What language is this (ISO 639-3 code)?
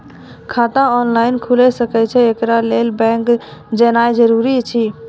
mai